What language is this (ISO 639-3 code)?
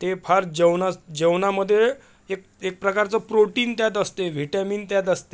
mar